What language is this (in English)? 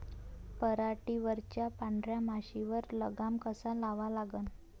Marathi